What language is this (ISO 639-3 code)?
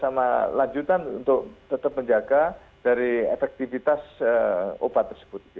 ind